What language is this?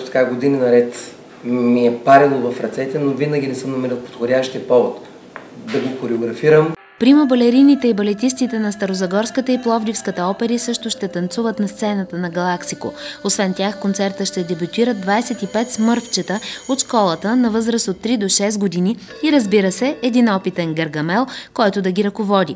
Bulgarian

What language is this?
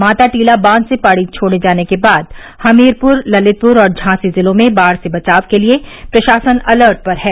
Hindi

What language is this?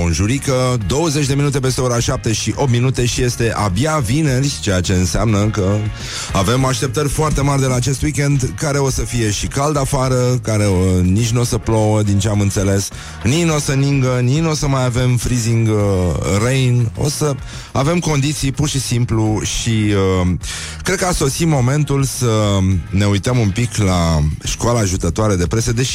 Romanian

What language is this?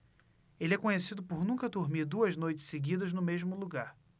Portuguese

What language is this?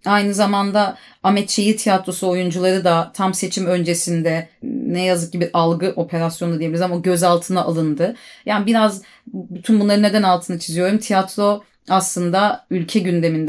Turkish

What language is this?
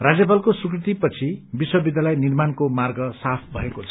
Nepali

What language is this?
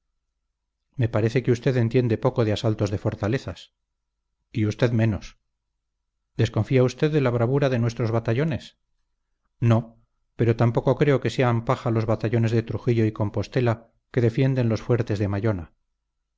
Spanish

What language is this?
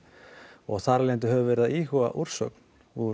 Icelandic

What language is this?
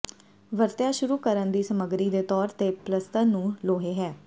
Punjabi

